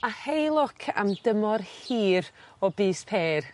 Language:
Welsh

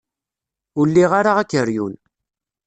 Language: Kabyle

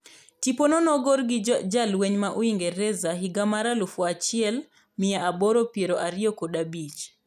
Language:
Luo (Kenya and Tanzania)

